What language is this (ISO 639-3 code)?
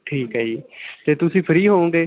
pan